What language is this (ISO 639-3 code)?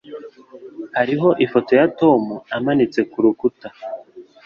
kin